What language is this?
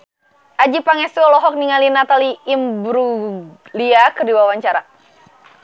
Sundanese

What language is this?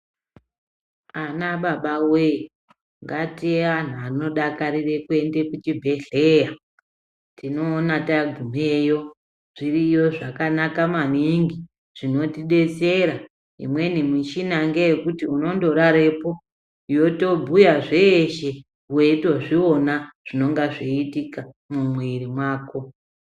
Ndau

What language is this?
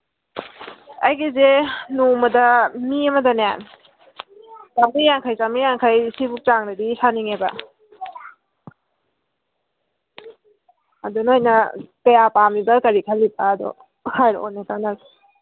Manipuri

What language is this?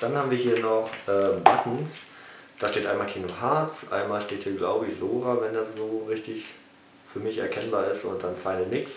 German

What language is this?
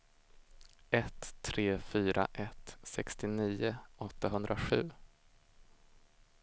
Swedish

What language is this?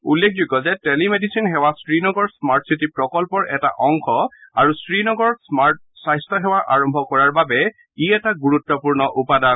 Assamese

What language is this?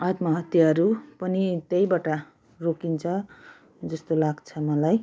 Nepali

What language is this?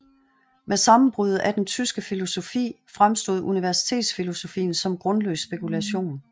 Danish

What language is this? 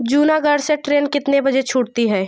Hindi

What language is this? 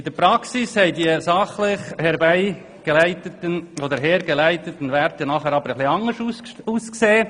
Swiss German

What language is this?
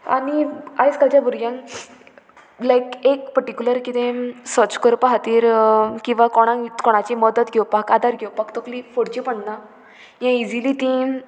Konkani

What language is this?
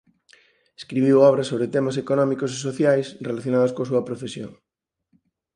Galician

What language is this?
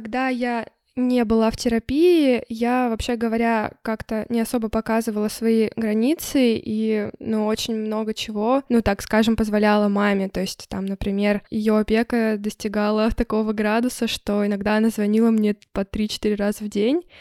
Russian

